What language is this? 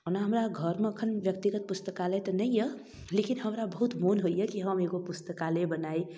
Maithili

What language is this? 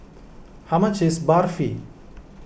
English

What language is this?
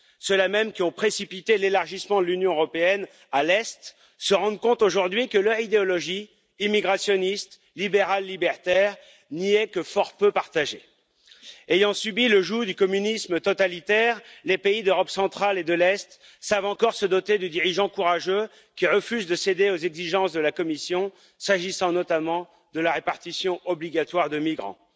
French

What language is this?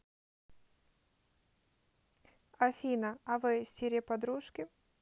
Russian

